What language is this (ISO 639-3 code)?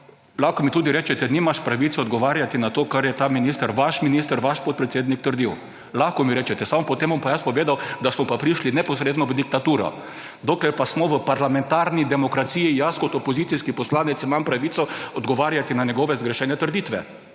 slv